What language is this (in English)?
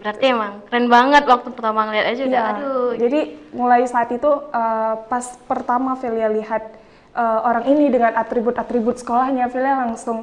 Indonesian